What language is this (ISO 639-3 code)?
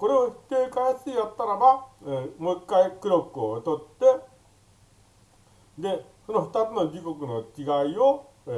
jpn